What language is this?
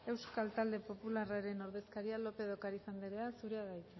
Basque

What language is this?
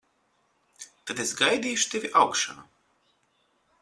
Latvian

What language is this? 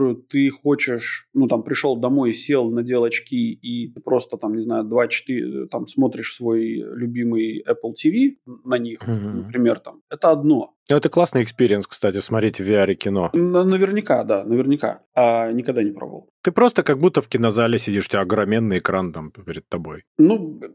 Russian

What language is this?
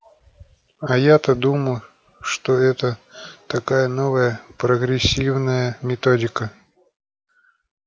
Russian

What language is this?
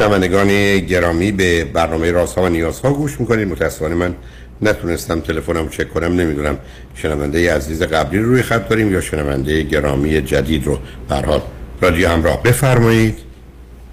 Persian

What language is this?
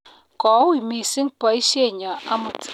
Kalenjin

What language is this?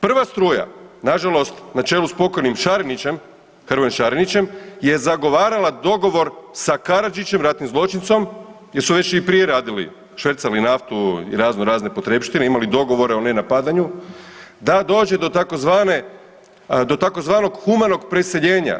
Croatian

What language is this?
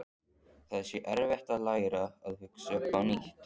Icelandic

